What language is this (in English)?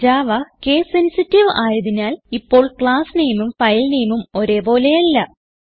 Malayalam